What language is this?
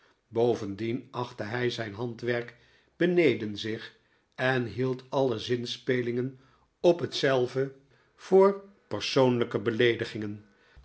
Dutch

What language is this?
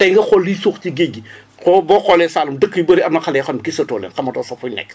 Wolof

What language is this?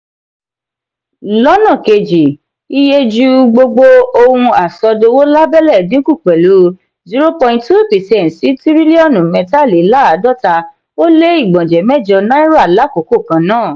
Yoruba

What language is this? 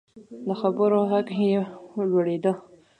Pashto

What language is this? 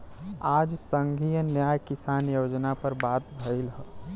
Bhojpuri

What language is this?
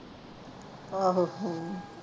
Punjabi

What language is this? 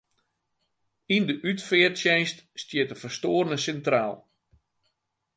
Western Frisian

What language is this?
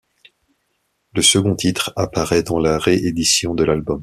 French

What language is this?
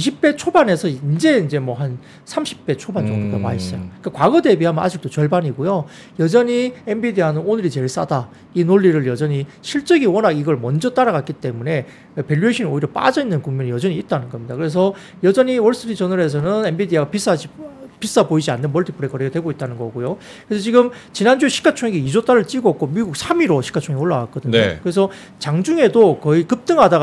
Korean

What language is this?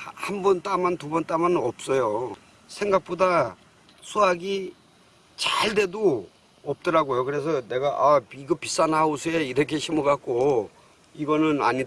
Korean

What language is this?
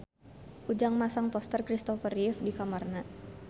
Sundanese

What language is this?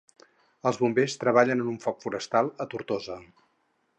Catalan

